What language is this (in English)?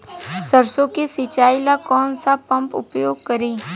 Bhojpuri